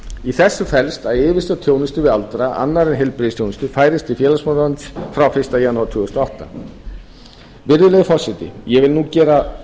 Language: Icelandic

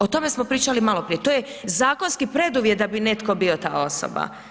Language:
Croatian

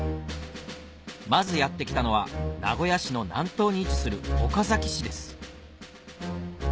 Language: Japanese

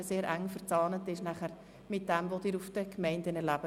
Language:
Swiss German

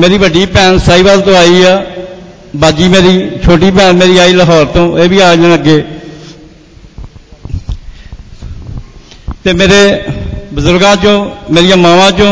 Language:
Hindi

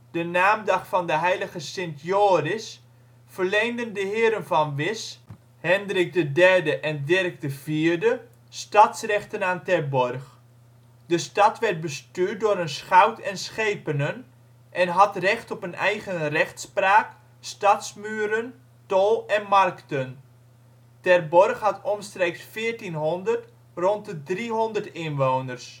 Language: Dutch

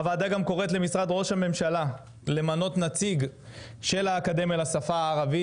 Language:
Hebrew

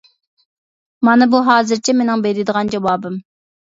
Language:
Uyghur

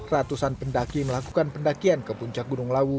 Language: Indonesian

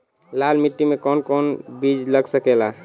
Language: Bhojpuri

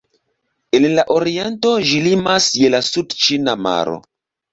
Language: Esperanto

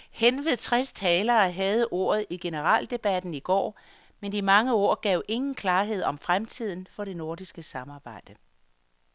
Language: Danish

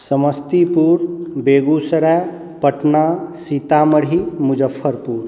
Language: Maithili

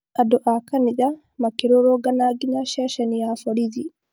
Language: Kikuyu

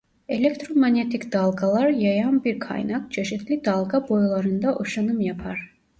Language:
Turkish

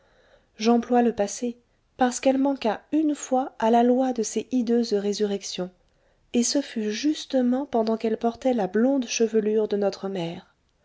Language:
French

